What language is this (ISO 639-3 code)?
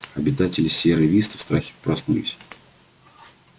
rus